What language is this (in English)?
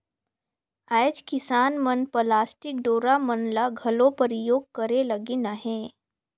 Chhattisgarhi